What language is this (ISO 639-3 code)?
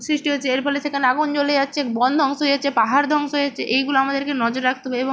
ben